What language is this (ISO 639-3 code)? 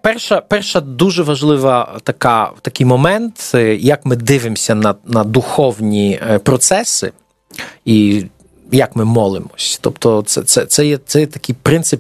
ukr